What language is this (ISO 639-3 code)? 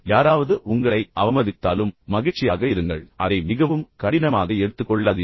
tam